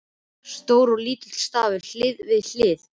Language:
Icelandic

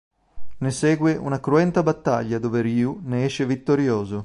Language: Italian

